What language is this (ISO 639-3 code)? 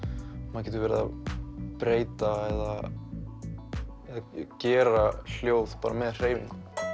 isl